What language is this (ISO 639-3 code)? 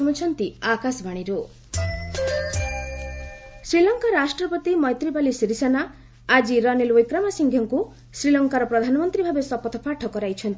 ori